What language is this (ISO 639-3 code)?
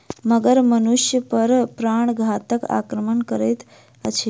mai